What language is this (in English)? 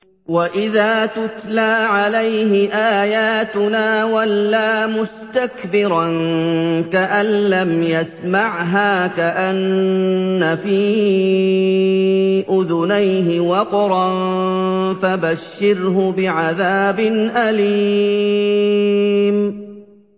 Arabic